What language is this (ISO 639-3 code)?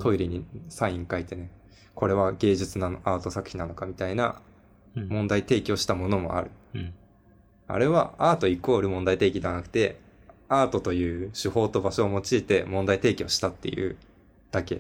jpn